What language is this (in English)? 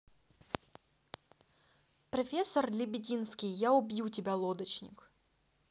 Russian